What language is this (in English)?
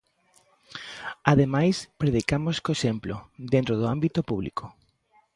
Galician